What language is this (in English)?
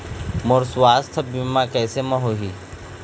Chhattisgarhi